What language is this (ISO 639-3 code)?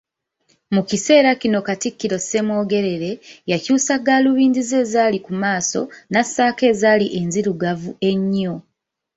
lug